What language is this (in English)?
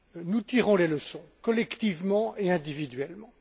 French